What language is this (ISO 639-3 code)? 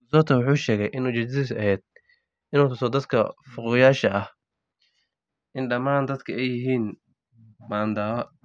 som